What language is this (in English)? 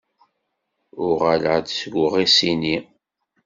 Kabyle